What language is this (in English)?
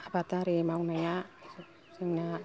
Bodo